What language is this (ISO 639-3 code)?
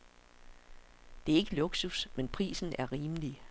dan